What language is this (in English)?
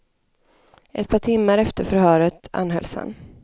Swedish